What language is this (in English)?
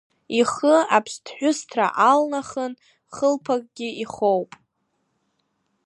Abkhazian